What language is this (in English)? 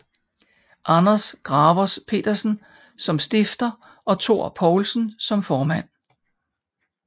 Danish